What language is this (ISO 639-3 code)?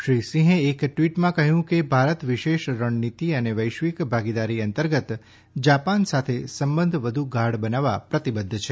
guj